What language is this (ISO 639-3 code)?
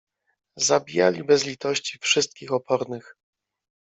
pol